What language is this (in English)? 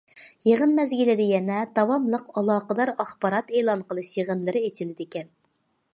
Uyghur